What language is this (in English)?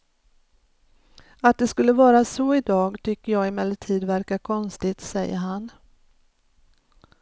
Swedish